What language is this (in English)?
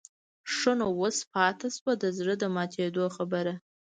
Pashto